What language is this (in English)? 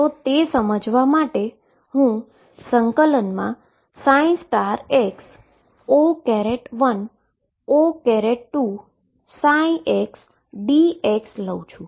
Gujarati